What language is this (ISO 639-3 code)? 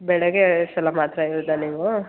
kan